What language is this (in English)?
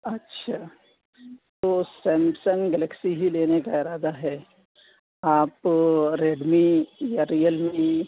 Urdu